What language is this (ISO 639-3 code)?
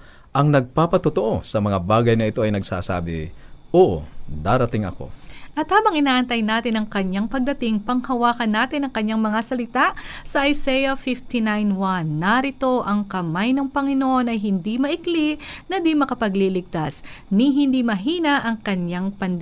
fil